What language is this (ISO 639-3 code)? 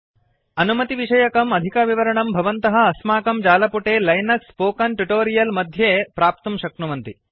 san